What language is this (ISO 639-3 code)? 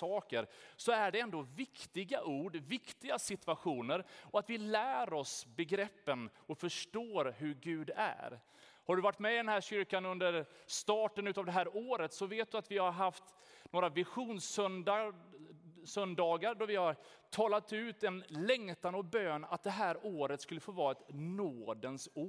swe